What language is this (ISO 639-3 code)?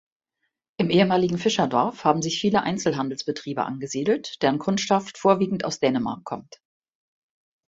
deu